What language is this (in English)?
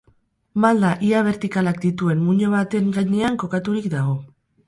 Basque